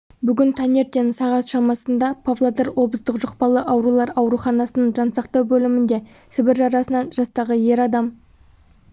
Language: Kazakh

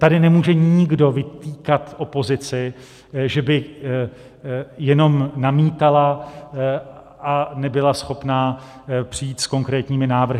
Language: Czech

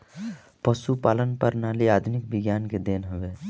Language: Bhojpuri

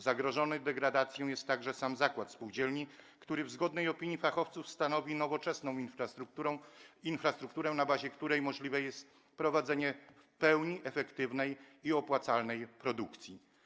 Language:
Polish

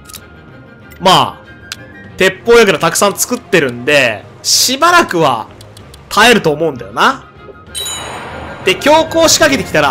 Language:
Japanese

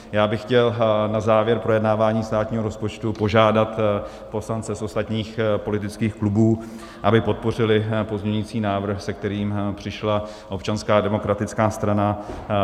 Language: Czech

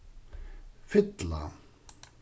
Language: Faroese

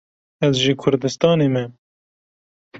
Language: Kurdish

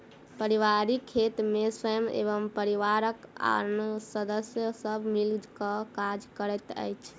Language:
Maithili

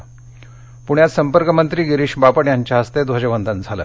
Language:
Marathi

